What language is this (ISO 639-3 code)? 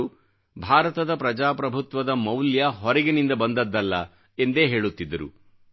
kan